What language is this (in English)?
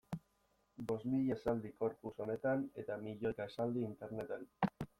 Basque